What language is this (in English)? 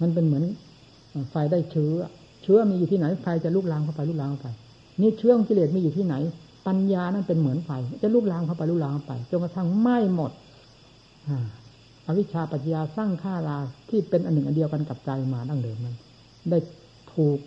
Thai